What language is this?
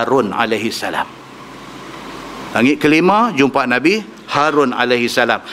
Malay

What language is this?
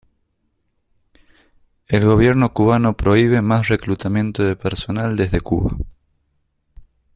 Spanish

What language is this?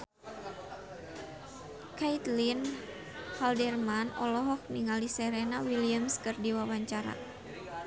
Sundanese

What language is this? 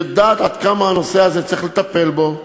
Hebrew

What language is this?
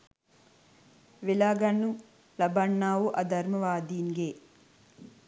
Sinhala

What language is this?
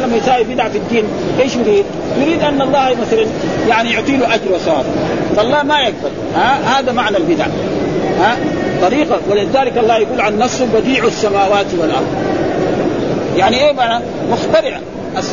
Arabic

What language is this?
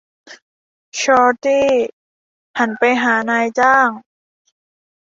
Thai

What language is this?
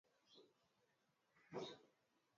Swahili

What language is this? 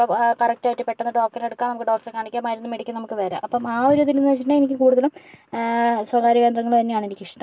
Malayalam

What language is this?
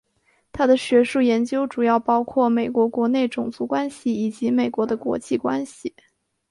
Chinese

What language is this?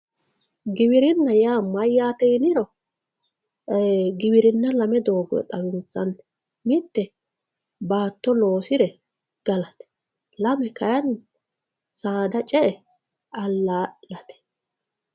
Sidamo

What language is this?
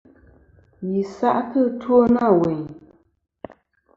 Kom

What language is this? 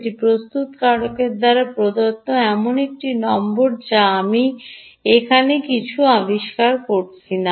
Bangla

